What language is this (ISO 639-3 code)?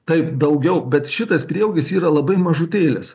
lit